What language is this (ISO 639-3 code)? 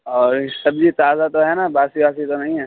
urd